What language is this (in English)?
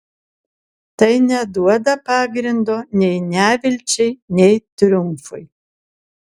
Lithuanian